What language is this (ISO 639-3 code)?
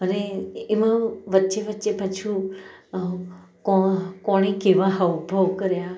guj